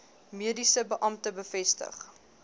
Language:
Afrikaans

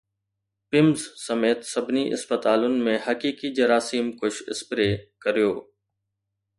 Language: Sindhi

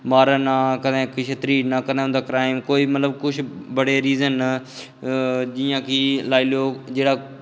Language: Dogri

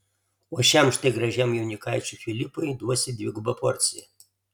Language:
Lithuanian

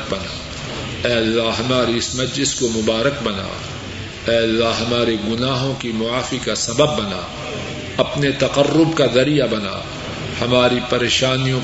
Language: Urdu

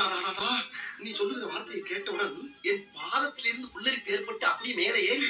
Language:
Tamil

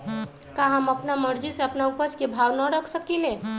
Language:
Magahi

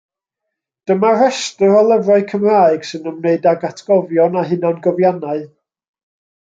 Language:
Welsh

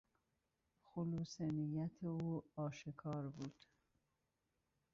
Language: Persian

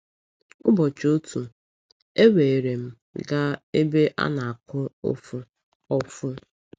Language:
Igbo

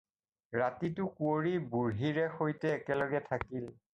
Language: Assamese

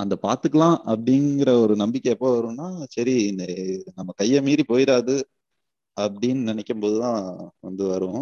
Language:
Tamil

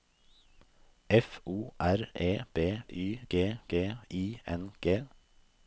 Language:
Norwegian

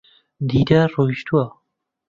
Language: Central Kurdish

